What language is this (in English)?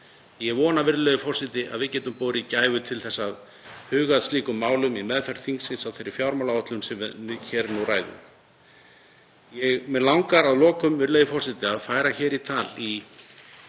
Icelandic